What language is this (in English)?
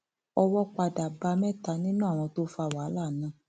Yoruba